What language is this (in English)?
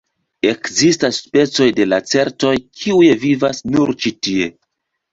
Esperanto